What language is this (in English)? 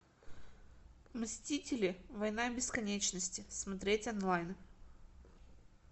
Russian